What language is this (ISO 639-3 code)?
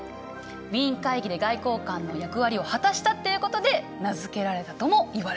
jpn